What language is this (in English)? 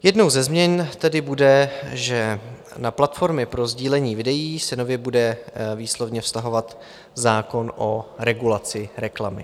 Czech